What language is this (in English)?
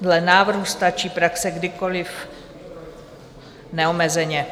Czech